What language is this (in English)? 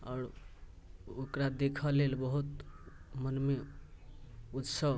Maithili